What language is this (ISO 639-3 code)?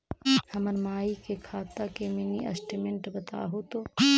mag